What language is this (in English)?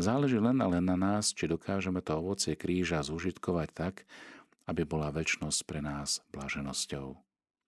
Slovak